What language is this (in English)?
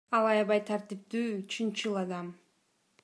Kyrgyz